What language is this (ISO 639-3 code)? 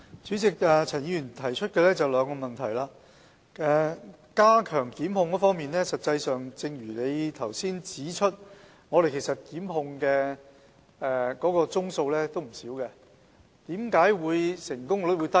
yue